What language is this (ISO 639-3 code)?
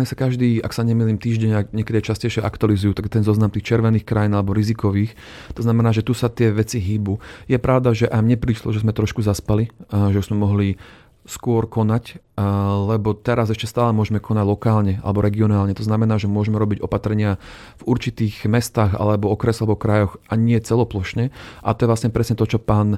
slk